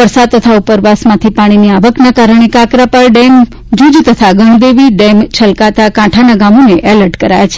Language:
Gujarati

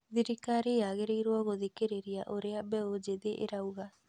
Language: Kikuyu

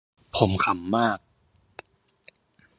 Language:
Thai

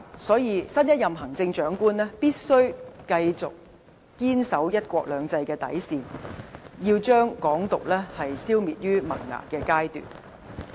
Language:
Cantonese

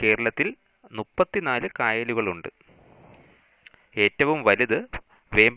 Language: Hindi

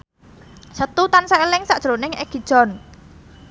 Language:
Javanese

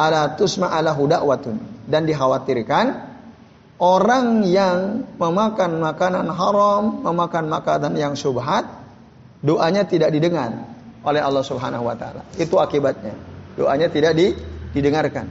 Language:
Indonesian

